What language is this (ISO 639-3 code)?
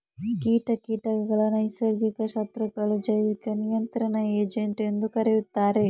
kan